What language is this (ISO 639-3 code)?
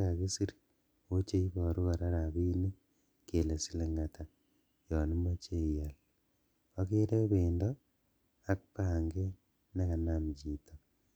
kln